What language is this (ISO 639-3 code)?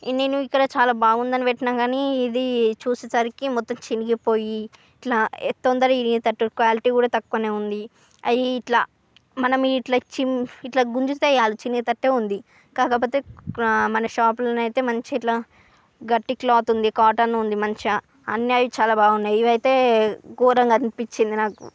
tel